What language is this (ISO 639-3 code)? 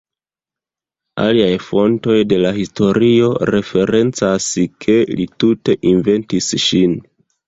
epo